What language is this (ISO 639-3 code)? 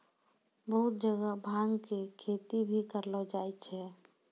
mai